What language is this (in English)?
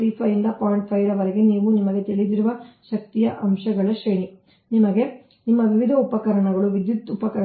Kannada